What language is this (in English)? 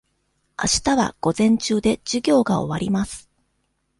Japanese